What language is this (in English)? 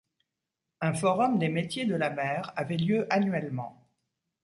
French